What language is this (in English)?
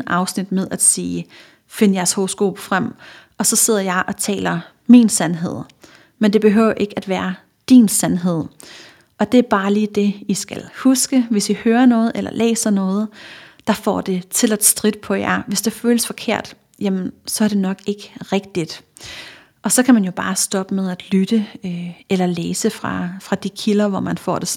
Danish